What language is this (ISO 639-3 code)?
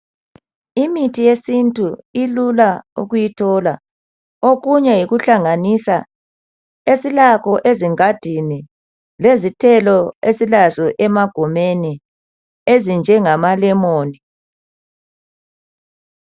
nde